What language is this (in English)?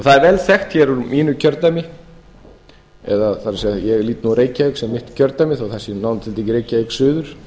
Icelandic